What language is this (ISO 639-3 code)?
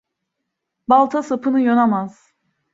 tur